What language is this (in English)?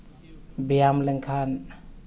Santali